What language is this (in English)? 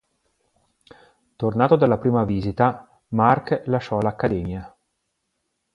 Italian